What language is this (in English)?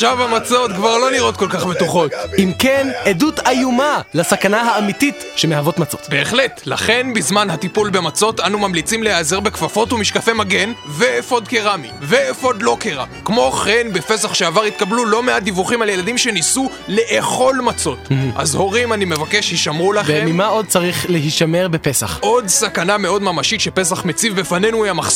Hebrew